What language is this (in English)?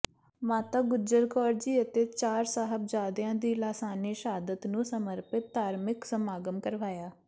Punjabi